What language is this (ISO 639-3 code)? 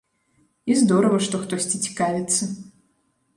bel